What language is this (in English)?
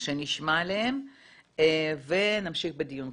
Hebrew